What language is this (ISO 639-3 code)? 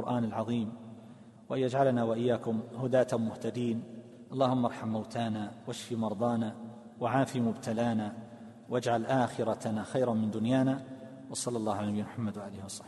ara